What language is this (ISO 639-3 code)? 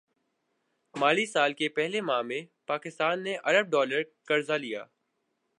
urd